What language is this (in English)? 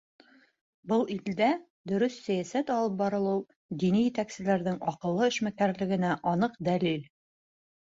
Bashkir